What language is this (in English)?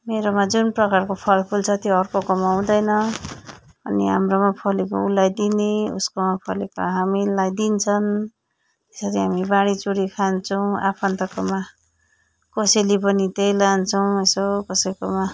Nepali